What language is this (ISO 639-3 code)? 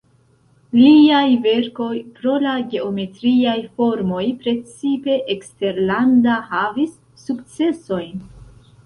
epo